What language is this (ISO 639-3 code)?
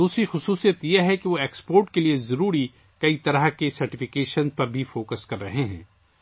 urd